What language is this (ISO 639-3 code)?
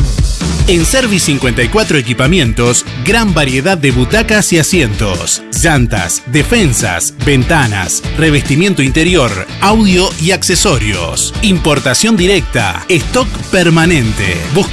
spa